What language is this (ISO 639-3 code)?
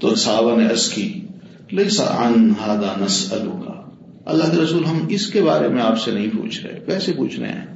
urd